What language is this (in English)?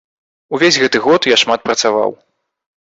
Belarusian